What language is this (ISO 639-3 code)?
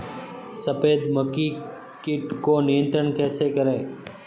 hin